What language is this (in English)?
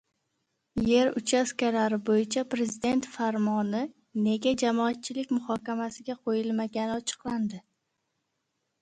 Uzbek